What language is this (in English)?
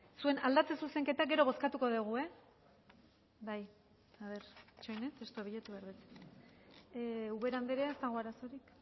Basque